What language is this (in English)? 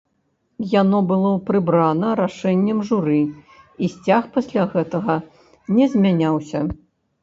Belarusian